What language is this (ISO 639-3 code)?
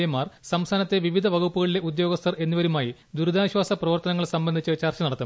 mal